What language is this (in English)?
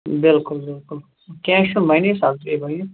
Kashmiri